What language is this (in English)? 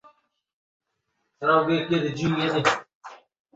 Arabic